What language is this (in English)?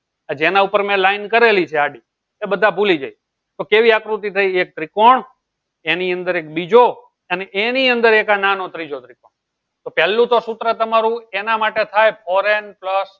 Gujarati